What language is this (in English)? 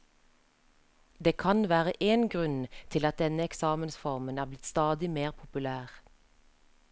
Norwegian